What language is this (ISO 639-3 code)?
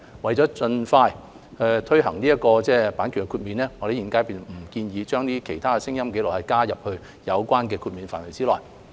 yue